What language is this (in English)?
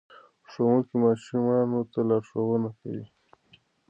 Pashto